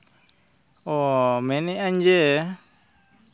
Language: Santali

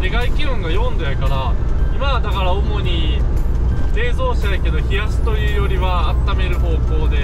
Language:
Japanese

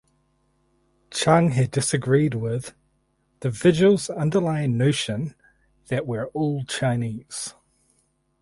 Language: English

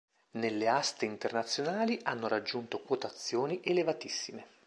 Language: Italian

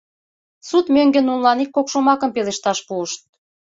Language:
Mari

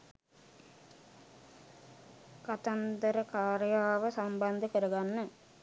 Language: Sinhala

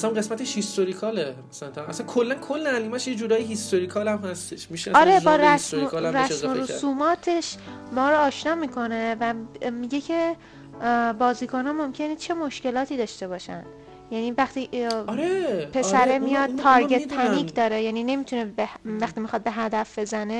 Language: Persian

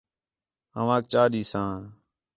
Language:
Khetrani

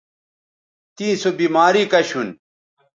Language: Bateri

